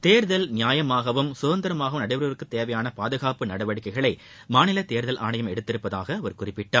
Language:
Tamil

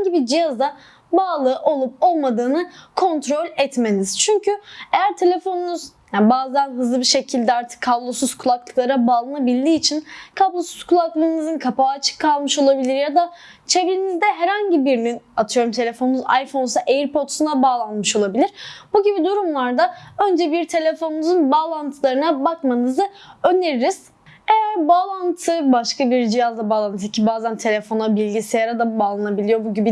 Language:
Turkish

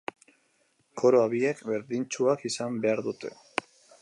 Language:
Basque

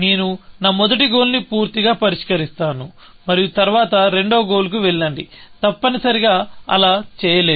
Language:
Telugu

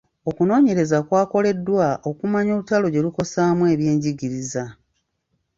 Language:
Ganda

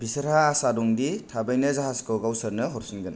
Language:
Bodo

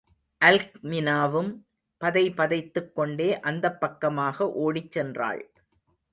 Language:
Tamil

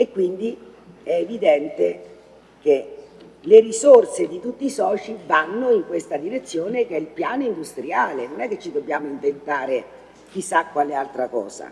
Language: Italian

